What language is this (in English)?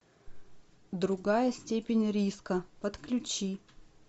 Russian